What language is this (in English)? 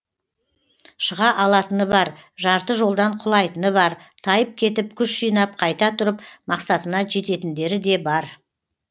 Kazakh